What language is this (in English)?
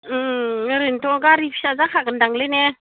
Bodo